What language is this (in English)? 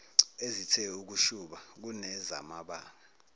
Zulu